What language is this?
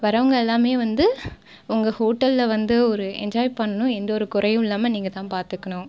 Tamil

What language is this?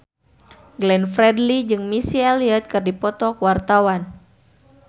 Sundanese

